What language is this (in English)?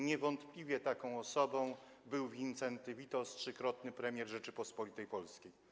Polish